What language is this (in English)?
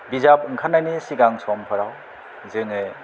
Bodo